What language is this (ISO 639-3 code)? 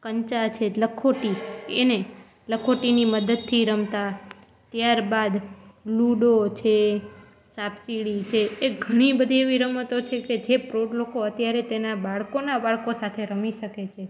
guj